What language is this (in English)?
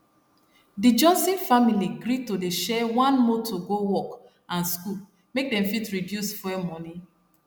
Nigerian Pidgin